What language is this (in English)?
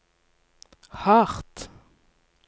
Norwegian